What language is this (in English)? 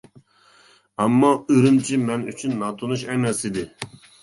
Uyghur